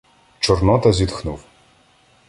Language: Ukrainian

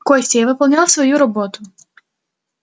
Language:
Russian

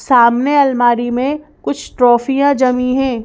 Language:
Hindi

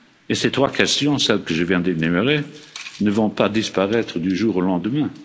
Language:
French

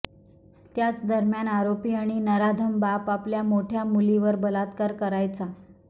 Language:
Marathi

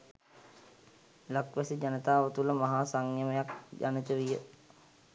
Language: Sinhala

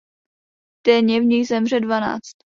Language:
Czech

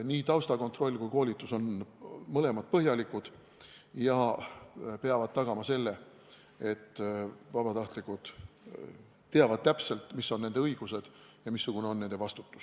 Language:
Estonian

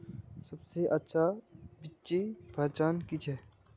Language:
Magahi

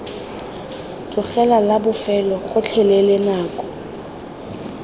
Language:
Tswana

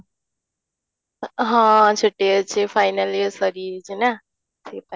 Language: Odia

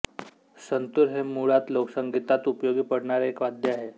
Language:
Marathi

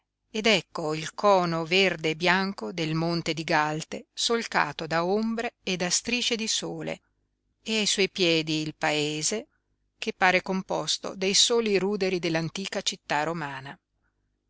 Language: Italian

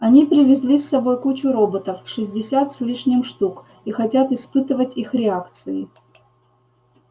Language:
Russian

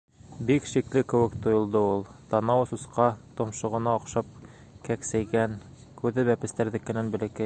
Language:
Bashkir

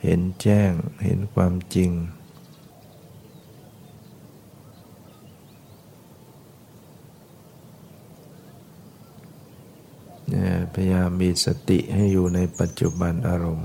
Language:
Thai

